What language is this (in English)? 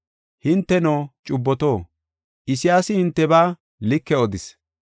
Gofa